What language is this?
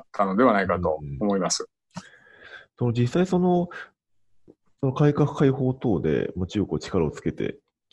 Japanese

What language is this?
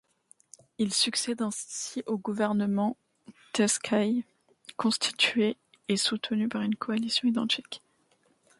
French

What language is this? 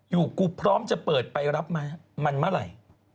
Thai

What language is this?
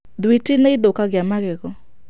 Kikuyu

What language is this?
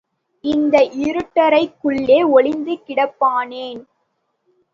Tamil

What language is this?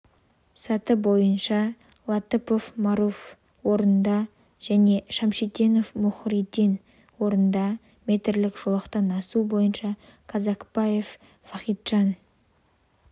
Kazakh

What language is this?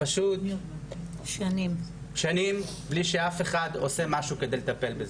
Hebrew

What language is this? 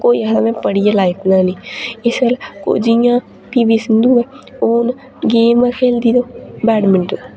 Dogri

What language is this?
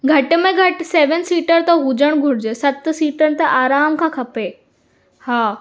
Sindhi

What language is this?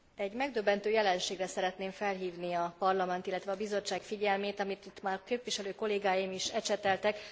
Hungarian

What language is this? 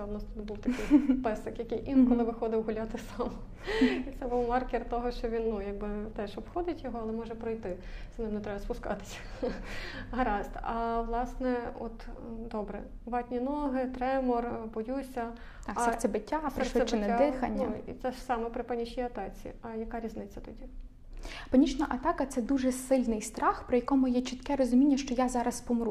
Ukrainian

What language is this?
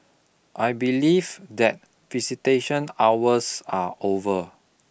English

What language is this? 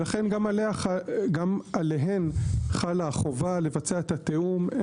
Hebrew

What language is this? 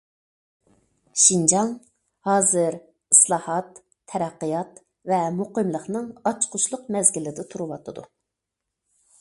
Uyghur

